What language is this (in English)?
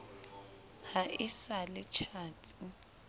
Southern Sotho